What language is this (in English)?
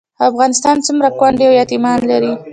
Pashto